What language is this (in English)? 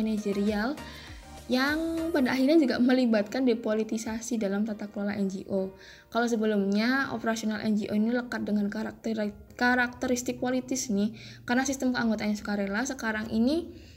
Indonesian